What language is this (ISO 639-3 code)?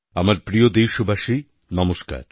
ben